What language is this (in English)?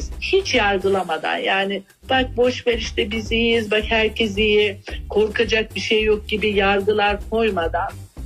Turkish